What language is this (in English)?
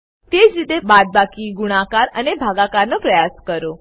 Gujarati